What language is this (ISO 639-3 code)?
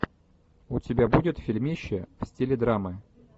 rus